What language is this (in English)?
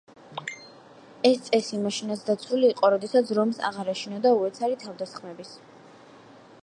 Georgian